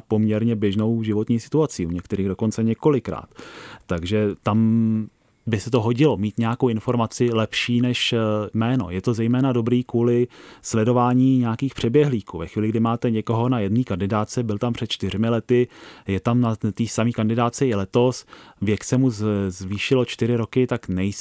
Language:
Czech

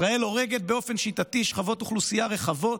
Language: Hebrew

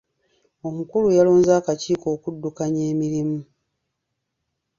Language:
Ganda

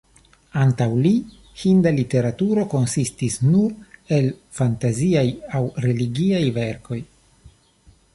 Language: Esperanto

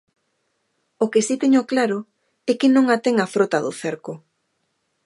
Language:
Galician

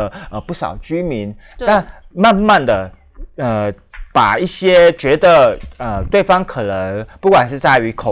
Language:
Chinese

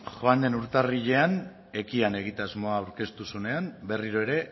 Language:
Basque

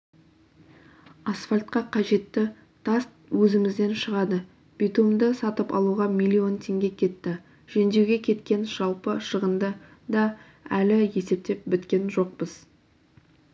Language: Kazakh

